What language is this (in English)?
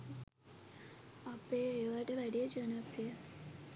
Sinhala